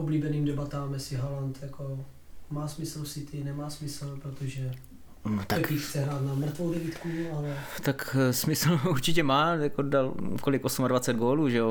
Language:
Czech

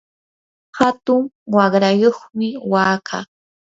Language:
Yanahuanca Pasco Quechua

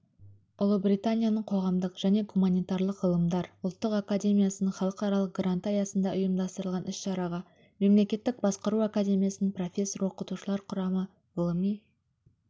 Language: Kazakh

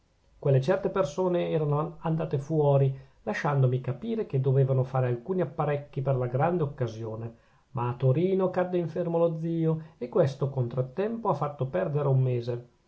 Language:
Italian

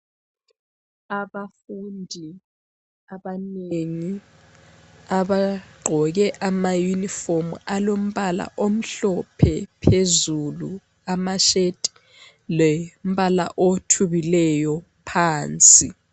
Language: North Ndebele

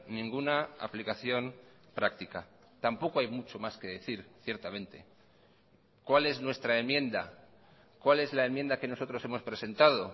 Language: Spanish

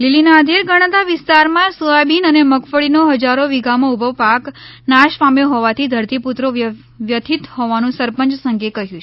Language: Gujarati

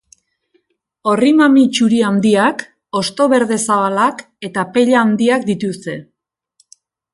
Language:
Basque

